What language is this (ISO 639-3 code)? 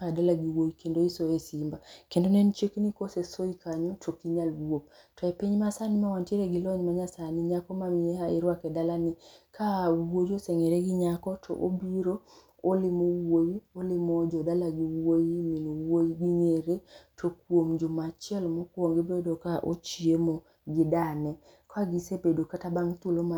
luo